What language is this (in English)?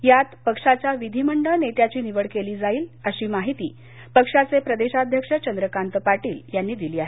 Marathi